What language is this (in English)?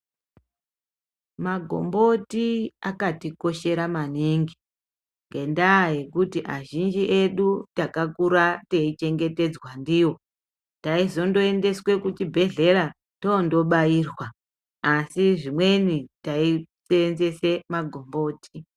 Ndau